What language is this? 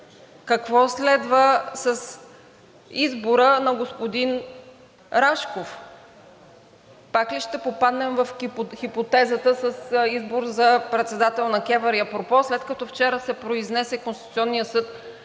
Bulgarian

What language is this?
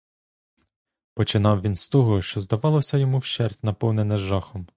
Ukrainian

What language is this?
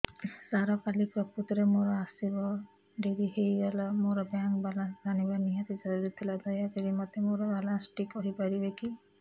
Odia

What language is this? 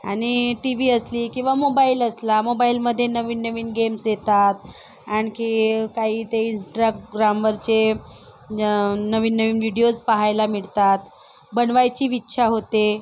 Marathi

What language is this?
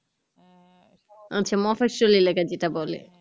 Bangla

